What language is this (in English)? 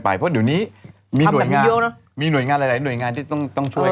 Thai